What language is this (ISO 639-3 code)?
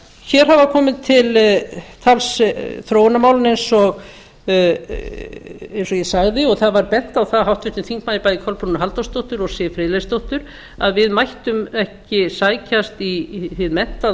isl